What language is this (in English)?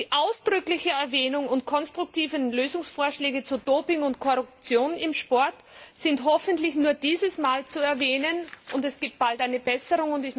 German